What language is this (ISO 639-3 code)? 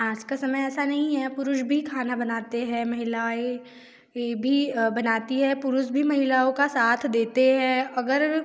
hin